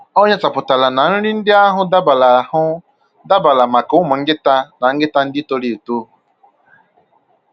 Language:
Igbo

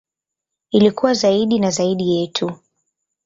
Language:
Swahili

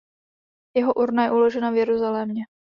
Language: Czech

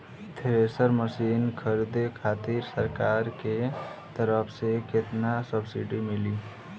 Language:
Bhojpuri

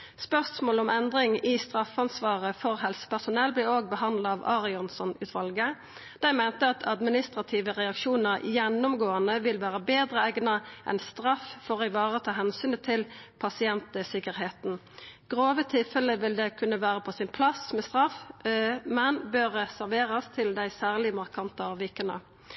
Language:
Norwegian Nynorsk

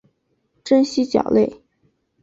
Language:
Chinese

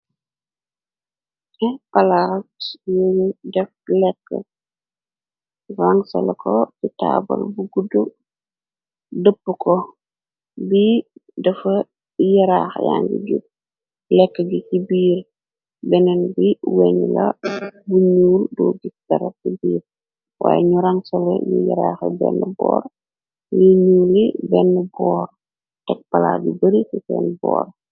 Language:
Wolof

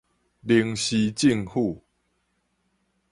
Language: Min Nan Chinese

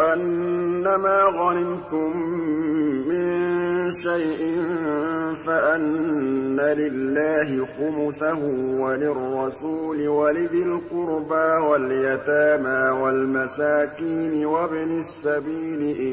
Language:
Arabic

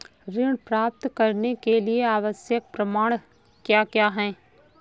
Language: Hindi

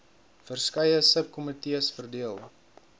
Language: Afrikaans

